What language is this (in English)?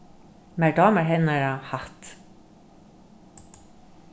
Faroese